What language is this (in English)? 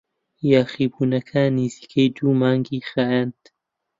Central Kurdish